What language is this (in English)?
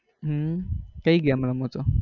Gujarati